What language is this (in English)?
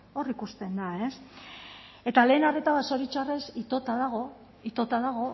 Basque